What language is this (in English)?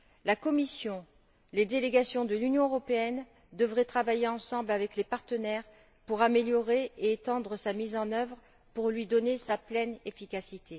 French